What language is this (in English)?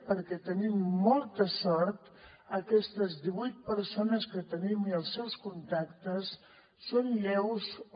Catalan